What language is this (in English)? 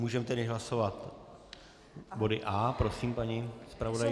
Czech